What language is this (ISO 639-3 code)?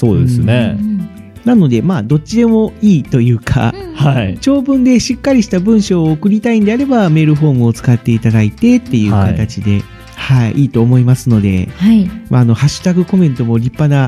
jpn